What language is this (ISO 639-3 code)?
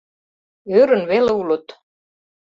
chm